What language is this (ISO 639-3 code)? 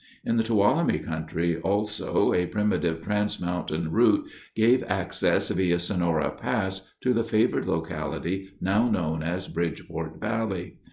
eng